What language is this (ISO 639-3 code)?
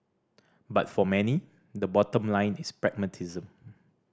eng